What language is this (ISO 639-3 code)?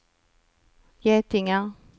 swe